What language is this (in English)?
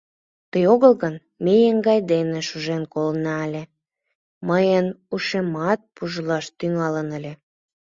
Mari